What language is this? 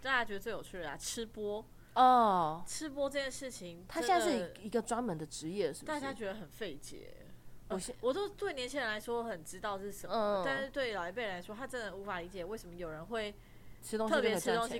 Chinese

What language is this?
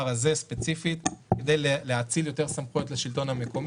Hebrew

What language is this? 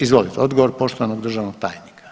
Croatian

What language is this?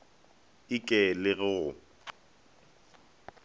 Northern Sotho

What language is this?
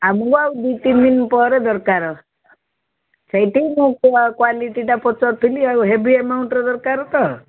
Odia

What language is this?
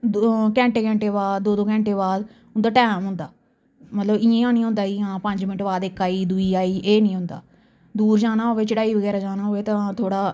Dogri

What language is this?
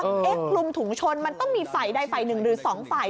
Thai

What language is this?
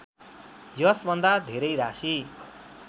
Nepali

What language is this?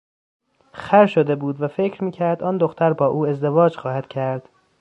Persian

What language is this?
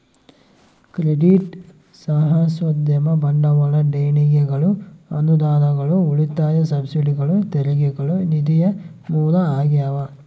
Kannada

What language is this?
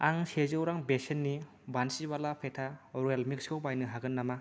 Bodo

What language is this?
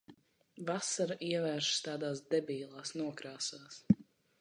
Latvian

